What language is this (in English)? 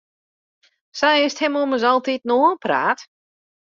Western Frisian